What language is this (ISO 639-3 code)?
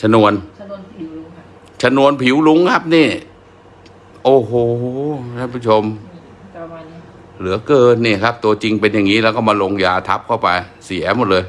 tha